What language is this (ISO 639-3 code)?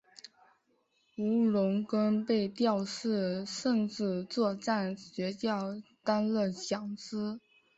zho